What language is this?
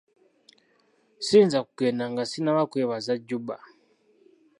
Ganda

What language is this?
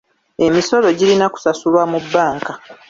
Ganda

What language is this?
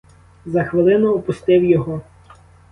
Ukrainian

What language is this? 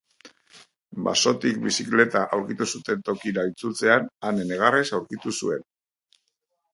Basque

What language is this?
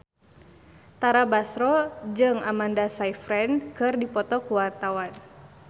Sundanese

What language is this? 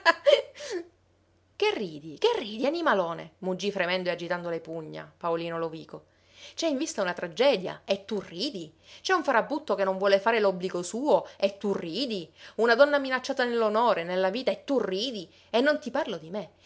Italian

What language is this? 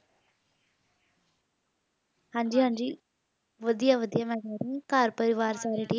Punjabi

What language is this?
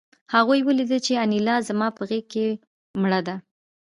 Pashto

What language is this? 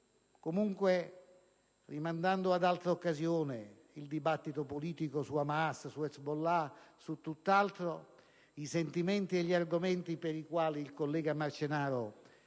Italian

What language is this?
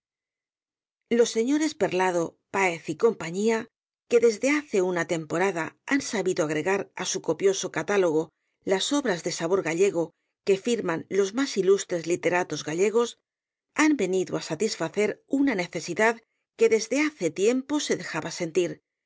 Spanish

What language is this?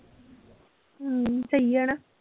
Punjabi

